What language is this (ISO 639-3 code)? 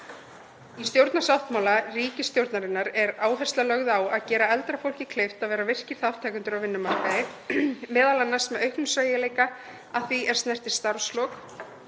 isl